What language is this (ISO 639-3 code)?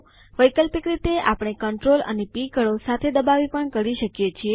guj